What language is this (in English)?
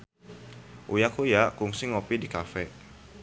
Sundanese